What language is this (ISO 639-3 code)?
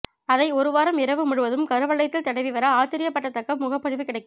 tam